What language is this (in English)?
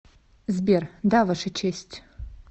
Russian